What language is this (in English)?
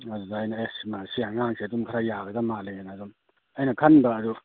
Manipuri